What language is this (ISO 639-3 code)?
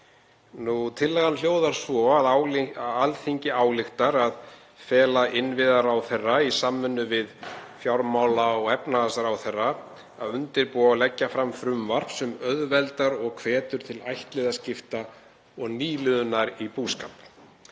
isl